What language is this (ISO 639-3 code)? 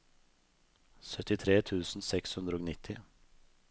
nor